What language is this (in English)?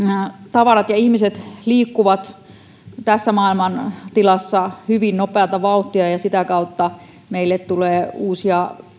Finnish